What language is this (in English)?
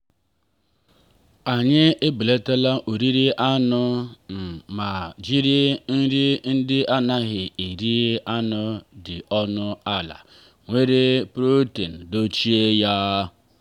Igbo